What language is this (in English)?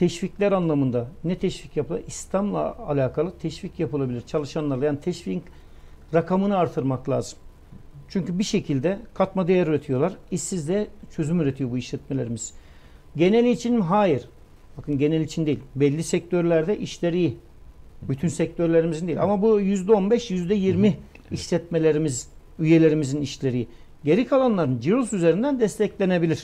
Turkish